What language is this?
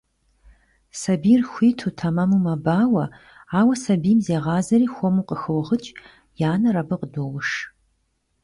Kabardian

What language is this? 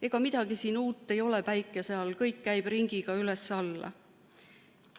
Estonian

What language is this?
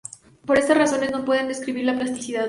Spanish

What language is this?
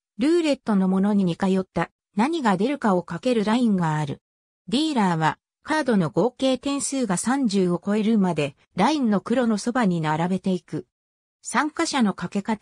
Japanese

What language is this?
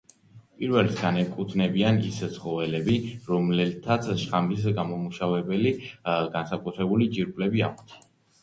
Georgian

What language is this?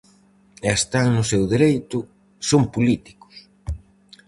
Galician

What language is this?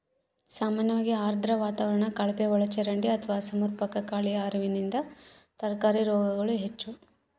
Kannada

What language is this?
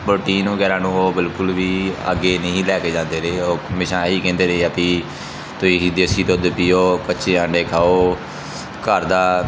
Punjabi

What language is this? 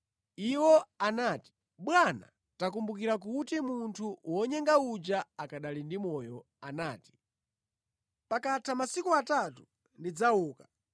Nyanja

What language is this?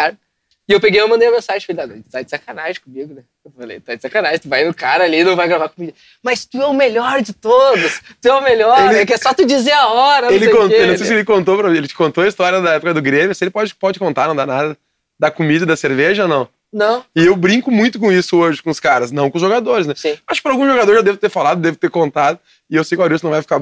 Portuguese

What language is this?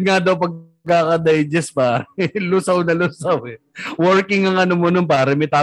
Filipino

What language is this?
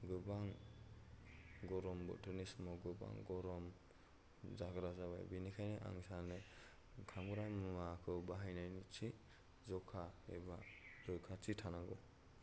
Bodo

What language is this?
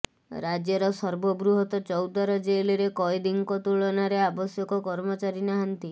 Odia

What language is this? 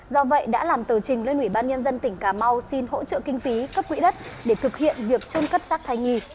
Vietnamese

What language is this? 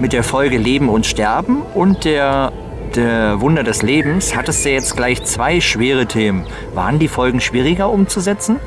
German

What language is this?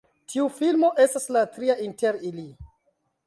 Esperanto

